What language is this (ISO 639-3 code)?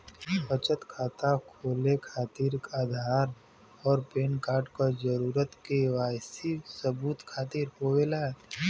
bho